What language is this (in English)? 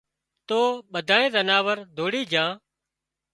Wadiyara Koli